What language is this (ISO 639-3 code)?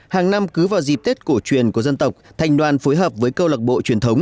vie